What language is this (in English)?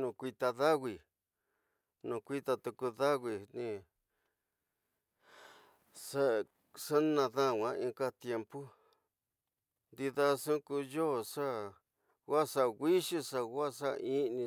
Tidaá Mixtec